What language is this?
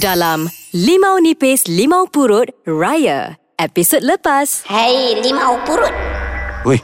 Malay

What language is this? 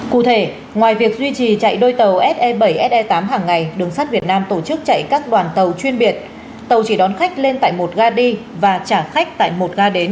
Vietnamese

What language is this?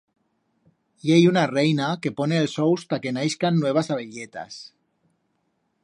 Aragonese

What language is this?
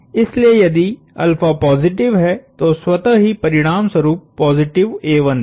Hindi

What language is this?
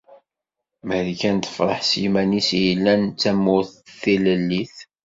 Kabyle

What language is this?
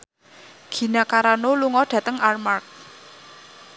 Javanese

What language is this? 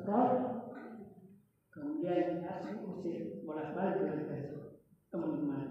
Indonesian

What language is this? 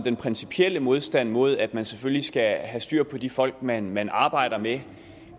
Danish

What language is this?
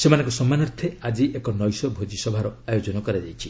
Odia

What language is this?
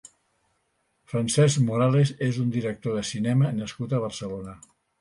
Catalan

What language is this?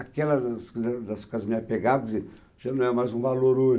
Portuguese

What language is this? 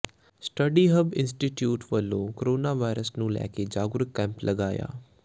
Punjabi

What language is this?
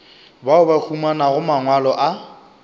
Northern Sotho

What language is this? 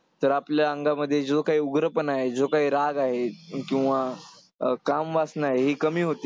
Marathi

